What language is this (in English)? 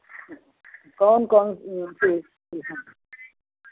Hindi